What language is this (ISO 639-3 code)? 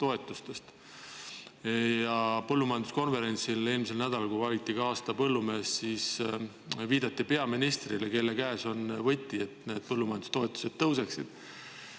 est